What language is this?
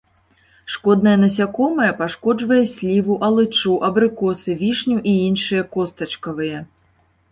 Belarusian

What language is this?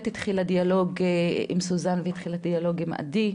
Hebrew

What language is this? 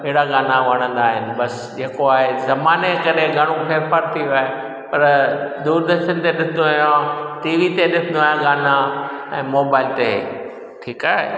Sindhi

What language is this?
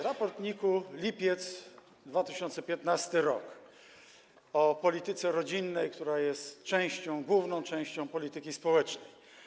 Polish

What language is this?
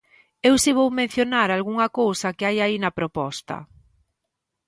Galician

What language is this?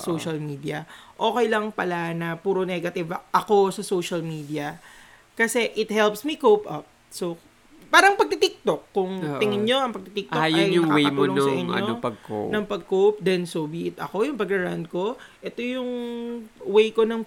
Filipino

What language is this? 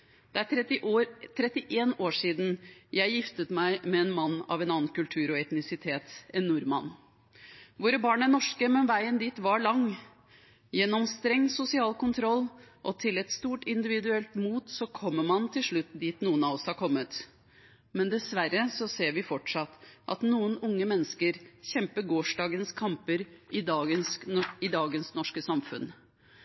Norwegian Bokmål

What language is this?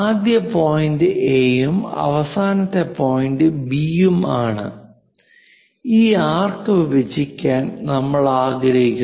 Malayalam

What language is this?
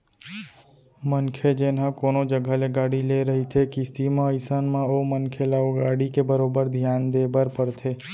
Chhattisgarhi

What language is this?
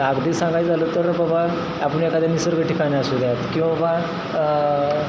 Marathi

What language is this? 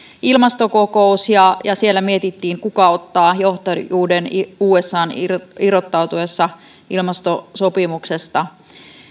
Finnish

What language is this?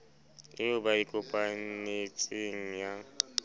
Southern Sotho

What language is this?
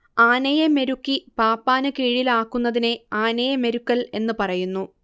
Malayalam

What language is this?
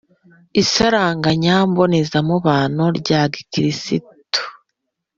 Kinyarwanda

